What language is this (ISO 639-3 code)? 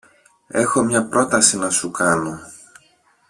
ell